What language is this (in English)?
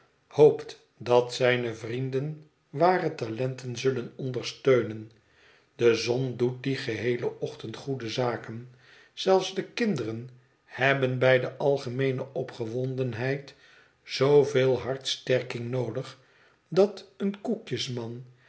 Dutch